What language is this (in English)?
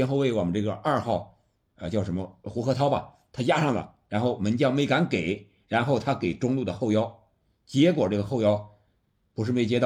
Chinese